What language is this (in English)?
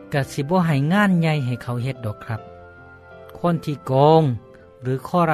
Thai